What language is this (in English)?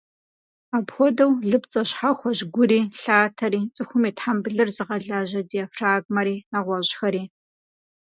Kabardian